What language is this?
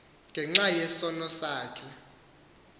Xhosa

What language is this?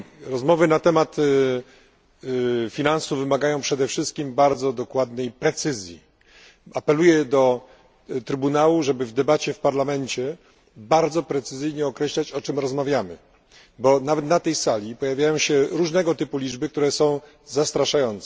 Polish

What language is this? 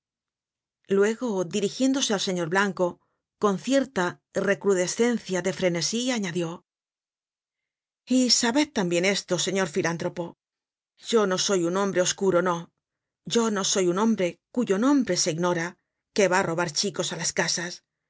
Spanish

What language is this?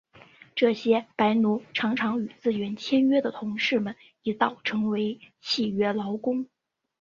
Chinese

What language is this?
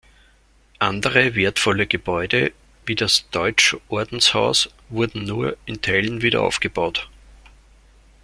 German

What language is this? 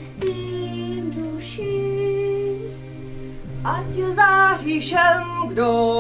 Czech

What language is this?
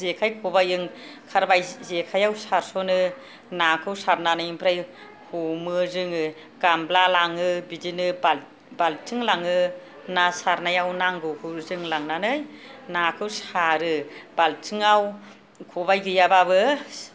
Bodo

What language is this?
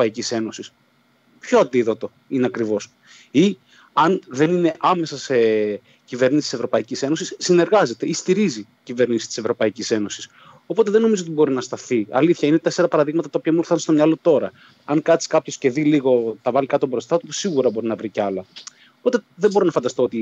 Greek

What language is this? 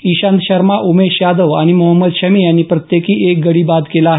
Marathi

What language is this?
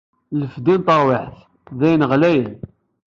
Kabyle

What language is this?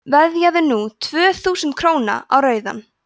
Icelandic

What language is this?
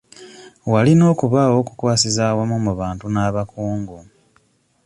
Ganda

